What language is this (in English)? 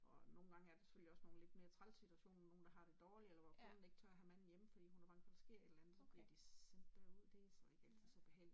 Danish